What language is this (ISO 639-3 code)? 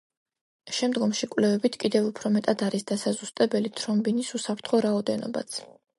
kat